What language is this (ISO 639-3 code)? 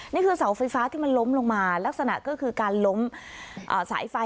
tha